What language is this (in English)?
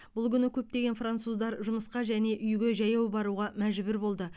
Kazakh